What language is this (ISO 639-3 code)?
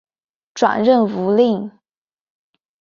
zho